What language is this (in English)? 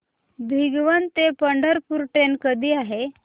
Marathi